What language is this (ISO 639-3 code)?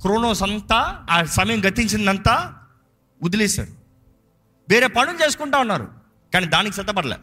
tel